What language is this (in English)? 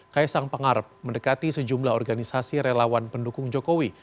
Indonesian